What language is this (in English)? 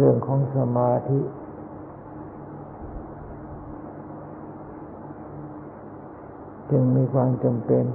Thai